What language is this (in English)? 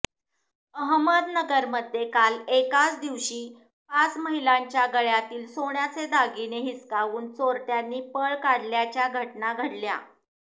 Marathi